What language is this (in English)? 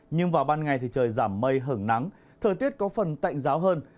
Vietnamese